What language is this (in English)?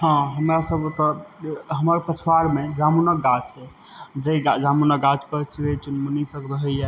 Maithili